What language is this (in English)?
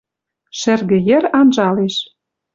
Western Mari